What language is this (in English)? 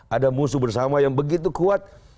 Indonesian